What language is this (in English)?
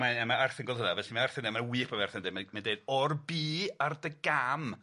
Welsh